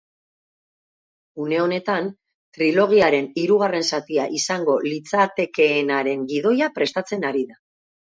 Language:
Basque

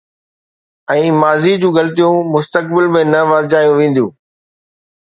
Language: Sindhi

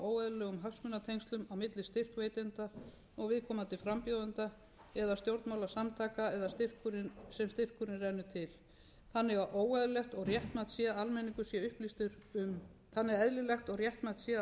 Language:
Icelandic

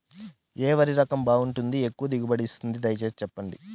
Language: Telugu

